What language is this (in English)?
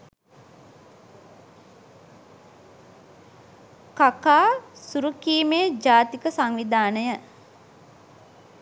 Sinhala